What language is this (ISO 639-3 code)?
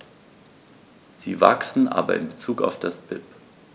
deu